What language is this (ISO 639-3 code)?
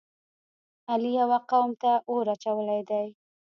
pus